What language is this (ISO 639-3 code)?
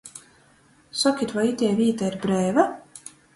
ltg